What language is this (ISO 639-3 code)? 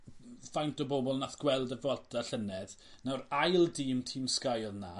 cym